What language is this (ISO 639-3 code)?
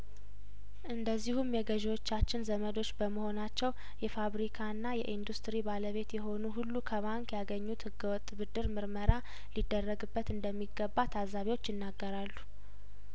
amh